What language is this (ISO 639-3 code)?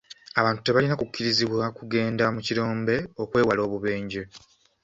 lug